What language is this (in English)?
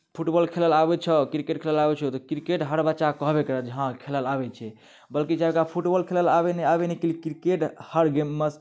Maithili